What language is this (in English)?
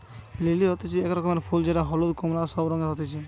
Bangla